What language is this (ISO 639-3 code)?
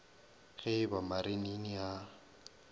nso